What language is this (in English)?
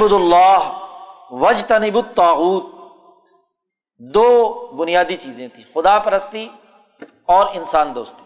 Urdu